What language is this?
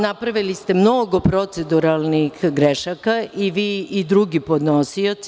Serbian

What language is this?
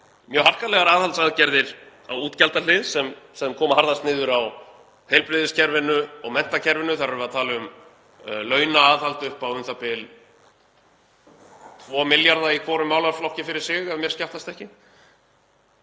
Icelandic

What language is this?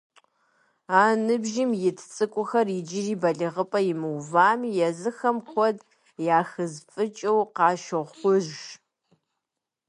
Kabardian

